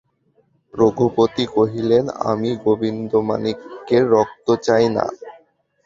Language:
Bangla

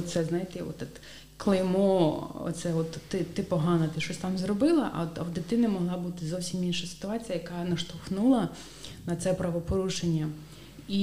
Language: Ukrainian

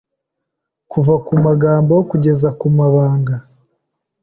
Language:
Kinyarwanda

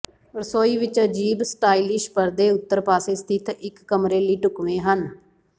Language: Punjabi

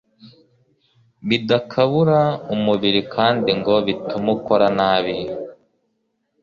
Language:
Kinyarwanda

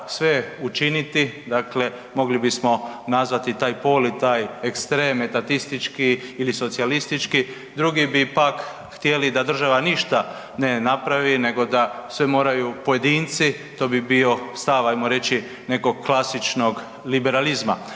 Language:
Croatian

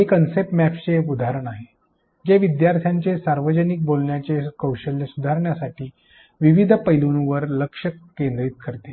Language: Marathi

